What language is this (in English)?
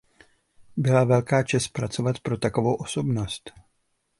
Czech